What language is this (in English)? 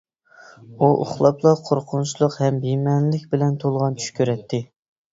Uyghur